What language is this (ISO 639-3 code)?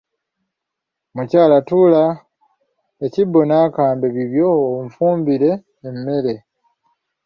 lug